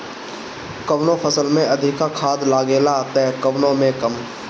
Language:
Bhojpuri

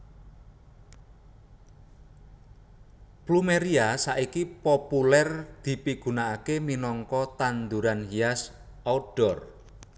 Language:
Javanese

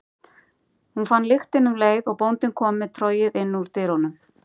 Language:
Icelandic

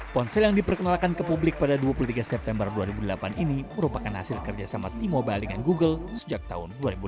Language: Indonesian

